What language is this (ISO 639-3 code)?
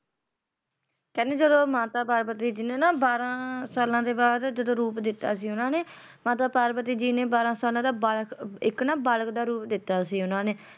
pan